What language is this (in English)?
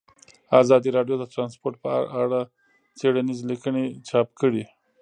Pashto